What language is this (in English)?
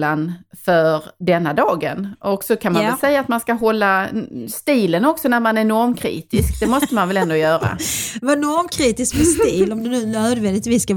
Swedish